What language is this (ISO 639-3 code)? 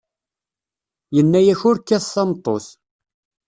kab